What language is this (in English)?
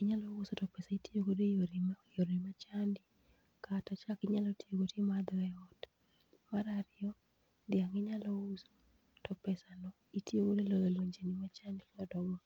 Luo (Kenya and Tanzania)